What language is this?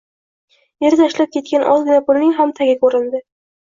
Uzbek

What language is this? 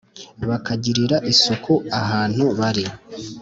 Kinyarwanda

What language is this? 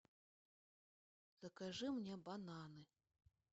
Russian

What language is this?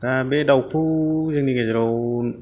Bodo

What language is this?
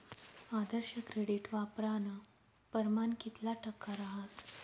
Marathi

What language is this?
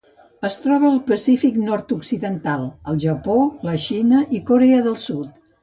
Catalan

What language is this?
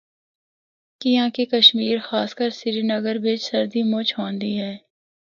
Northern Hindko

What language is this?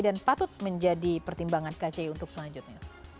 Indonesian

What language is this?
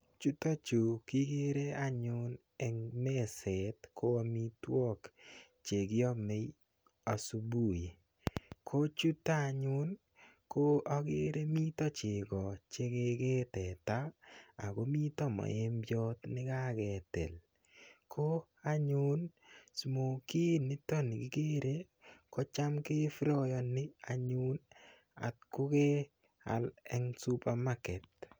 Kalenjin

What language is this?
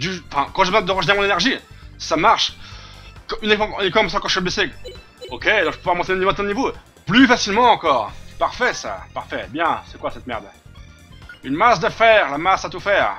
French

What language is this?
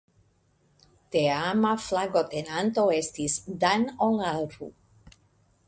Esperanto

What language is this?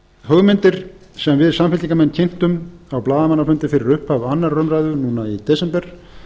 Icelandic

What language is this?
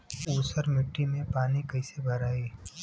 Bhojpuri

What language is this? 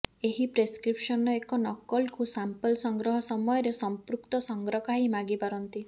Odia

